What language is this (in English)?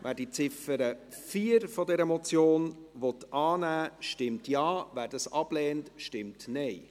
Swiss German